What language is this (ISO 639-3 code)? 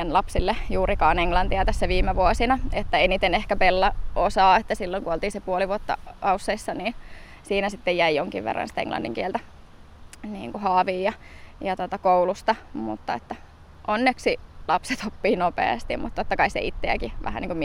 fin